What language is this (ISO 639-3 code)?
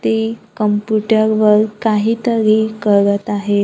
mar